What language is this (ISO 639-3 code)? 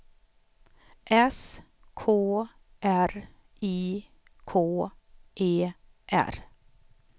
swe